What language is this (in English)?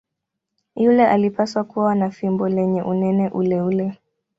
Swahili